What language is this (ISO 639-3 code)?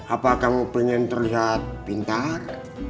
ind